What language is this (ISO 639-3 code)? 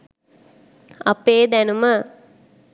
sin